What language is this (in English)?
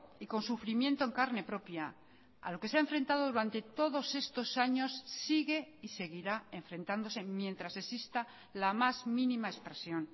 Spanish